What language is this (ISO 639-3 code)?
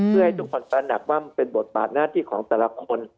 tha